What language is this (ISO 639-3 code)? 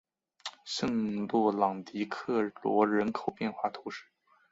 zho